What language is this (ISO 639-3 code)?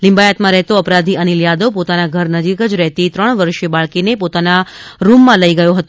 guj